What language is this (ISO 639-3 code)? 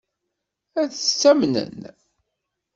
kab